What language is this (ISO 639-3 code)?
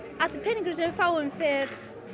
isl